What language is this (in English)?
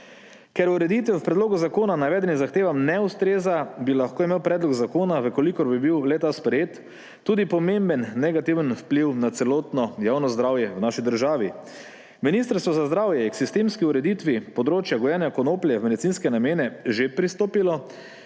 Slovenian